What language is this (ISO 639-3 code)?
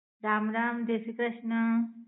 guj